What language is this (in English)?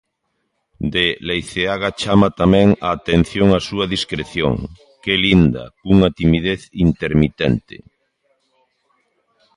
Galician